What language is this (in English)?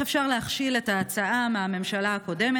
Hebrew